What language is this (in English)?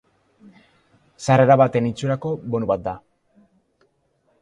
Basque